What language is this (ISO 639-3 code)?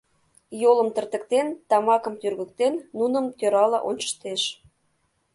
chm